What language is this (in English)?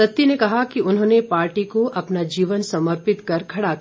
Hindi